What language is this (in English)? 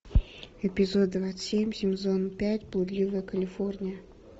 Russian